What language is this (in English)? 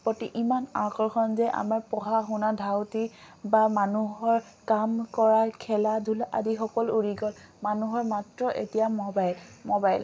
Assamese